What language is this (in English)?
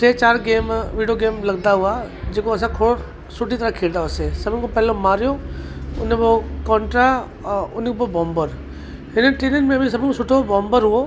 Sindhi